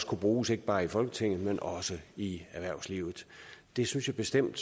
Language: Danish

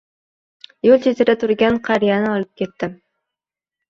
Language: Uzbek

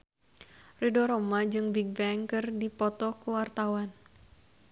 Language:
Sundanese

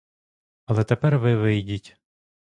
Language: Ukrainian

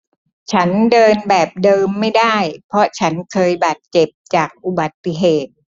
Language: Thai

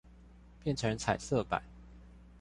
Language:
Chinese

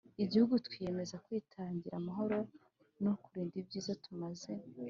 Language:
Kinyarwanda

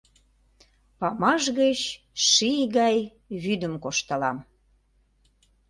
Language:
Mari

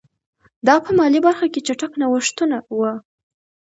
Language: Pashto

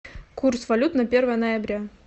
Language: Russian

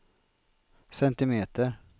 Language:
Swedish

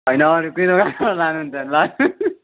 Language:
Nepali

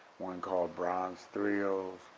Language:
English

